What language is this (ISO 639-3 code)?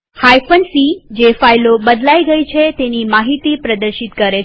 guj